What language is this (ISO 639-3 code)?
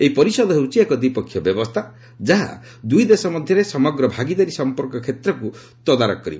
ori